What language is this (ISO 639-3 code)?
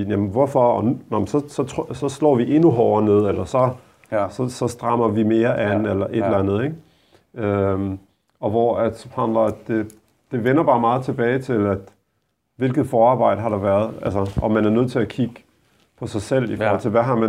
dan